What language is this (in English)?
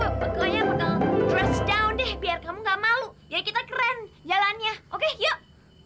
Indonesian